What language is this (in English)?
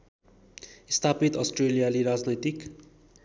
Nepali